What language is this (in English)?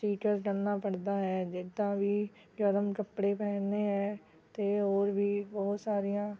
Punjabi